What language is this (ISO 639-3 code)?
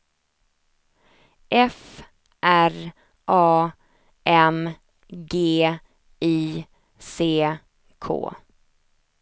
swe